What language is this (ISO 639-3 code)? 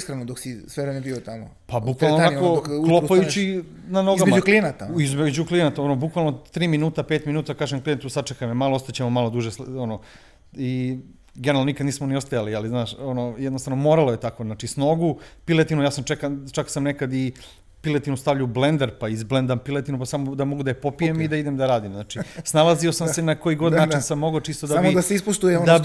hrv